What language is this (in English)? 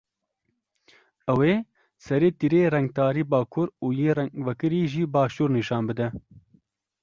Kurdish